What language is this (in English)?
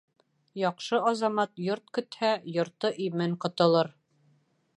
Bashkir